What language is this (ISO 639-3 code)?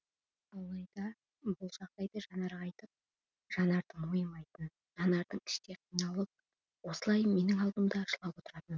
kaz